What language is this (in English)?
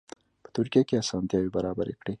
Pashto